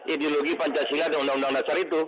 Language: Indonesian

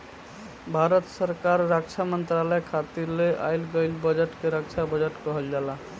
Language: Bhojpuri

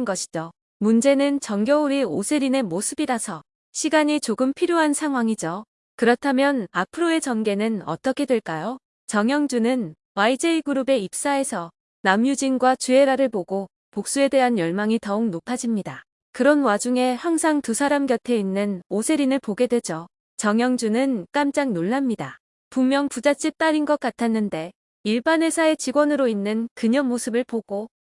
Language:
Korean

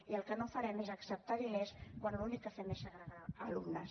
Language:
Catalan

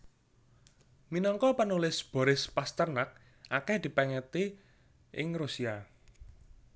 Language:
Javanese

